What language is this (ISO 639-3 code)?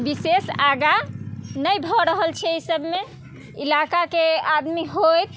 mai